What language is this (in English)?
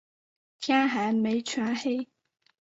Chinese